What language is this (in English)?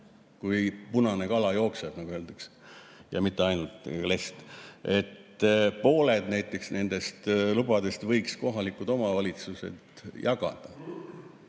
Estonian